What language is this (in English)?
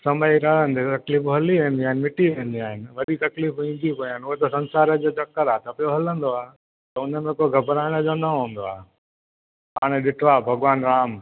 Sindhi